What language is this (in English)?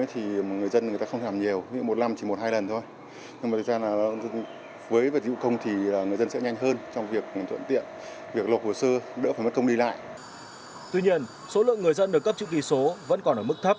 Vietnamese